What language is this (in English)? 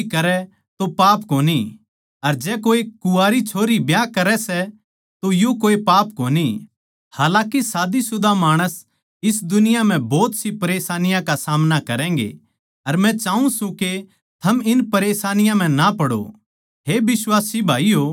Haryanvi